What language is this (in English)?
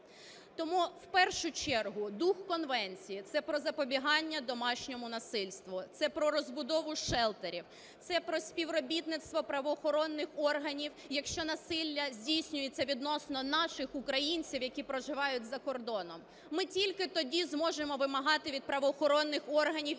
Ukrainian